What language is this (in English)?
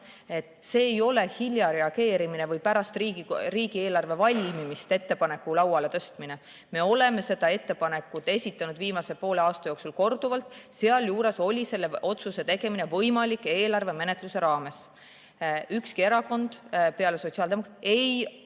Estonian